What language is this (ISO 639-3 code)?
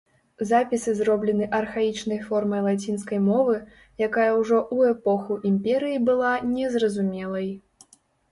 bel